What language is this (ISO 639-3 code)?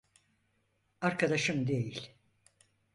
tur